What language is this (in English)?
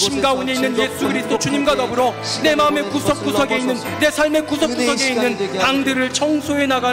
Korean